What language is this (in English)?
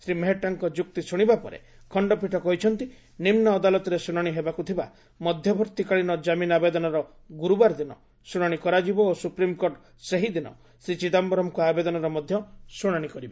Odia